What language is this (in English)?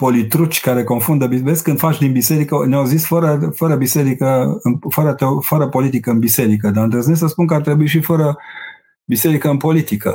Romanian